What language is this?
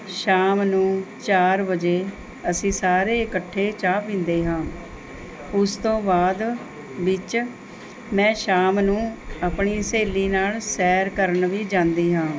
Punjabi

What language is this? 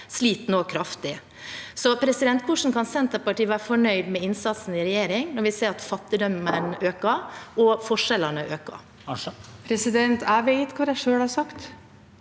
Norwegian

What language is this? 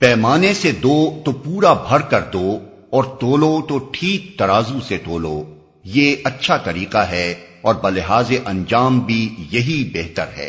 Urdu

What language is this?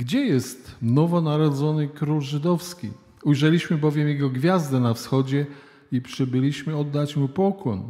Polish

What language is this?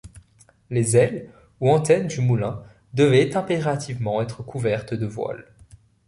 French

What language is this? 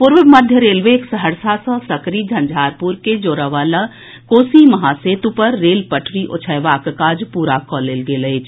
Maithili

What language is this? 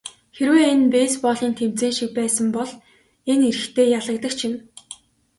Mongolian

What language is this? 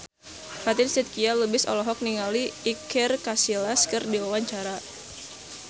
Sundanese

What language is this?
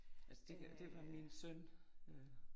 Danish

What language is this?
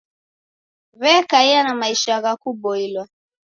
Taita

